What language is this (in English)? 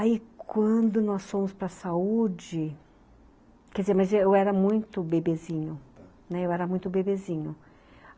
Portuguese